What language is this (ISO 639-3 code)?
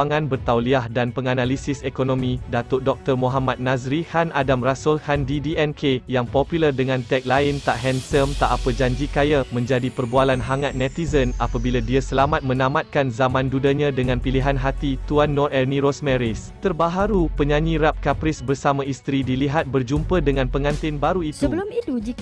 msa